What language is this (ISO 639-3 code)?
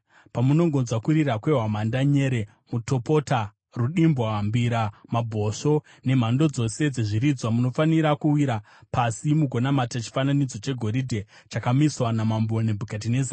sna